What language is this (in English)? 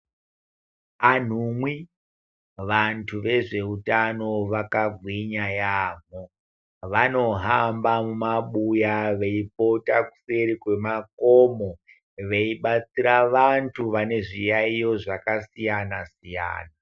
Ndau